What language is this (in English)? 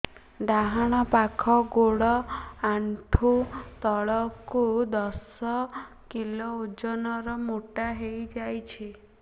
Odia